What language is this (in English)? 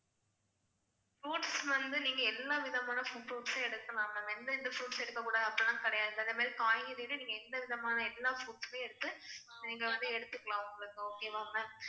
Tamil